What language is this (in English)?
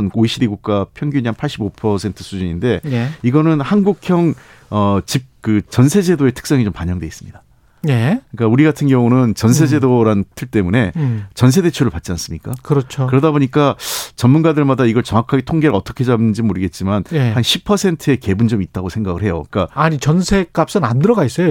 Korean